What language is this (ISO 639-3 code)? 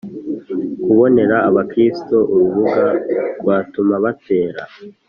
kin